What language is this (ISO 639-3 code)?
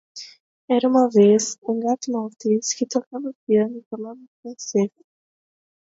por